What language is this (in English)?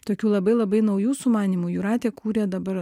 Lithuanian